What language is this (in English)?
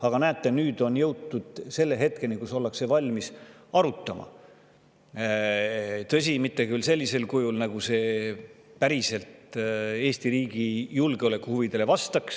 Estonian